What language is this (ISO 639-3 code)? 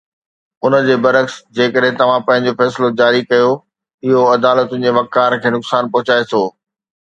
snd